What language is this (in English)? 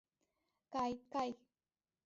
Mari